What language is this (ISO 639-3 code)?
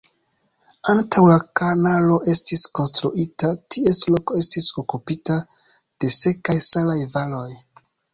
epo